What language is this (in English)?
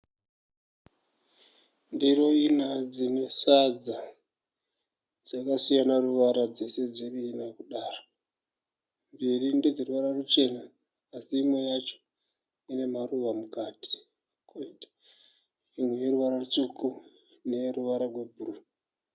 Shona